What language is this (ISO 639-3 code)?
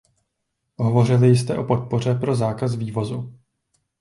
ces